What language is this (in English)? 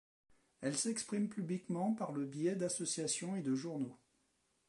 French